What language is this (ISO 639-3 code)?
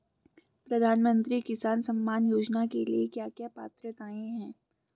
hin